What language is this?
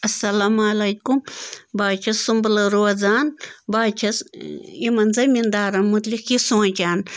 Kashmiri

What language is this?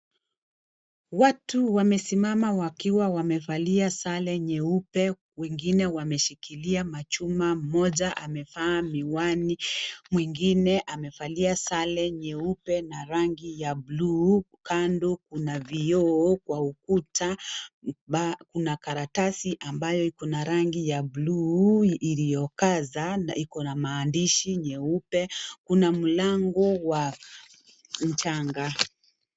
Swahili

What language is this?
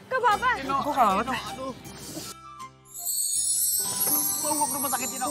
Indonesian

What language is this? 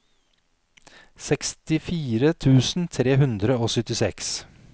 Norwegian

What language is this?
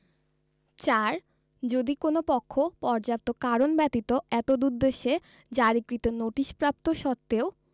Bangla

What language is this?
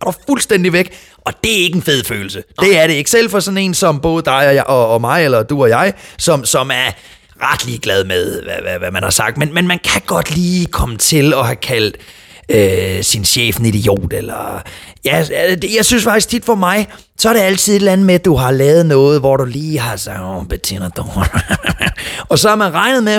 Danish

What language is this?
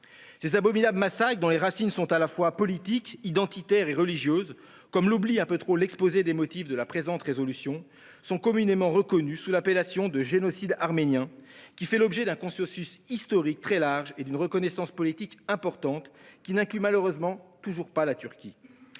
French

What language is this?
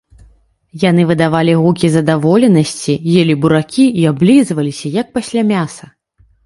Belarusian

